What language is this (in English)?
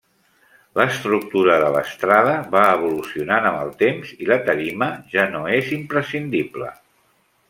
Catalan